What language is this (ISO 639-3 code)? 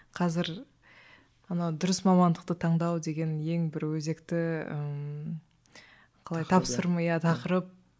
kaz